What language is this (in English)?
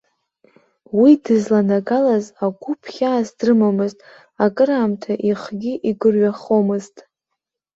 Abkhazian